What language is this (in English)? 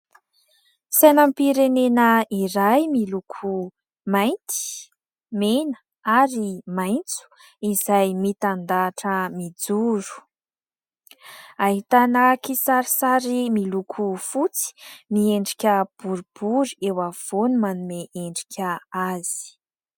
Malagasy